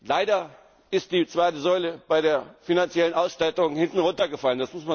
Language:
German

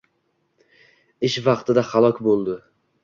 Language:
Uzbek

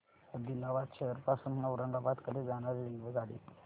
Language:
Marathi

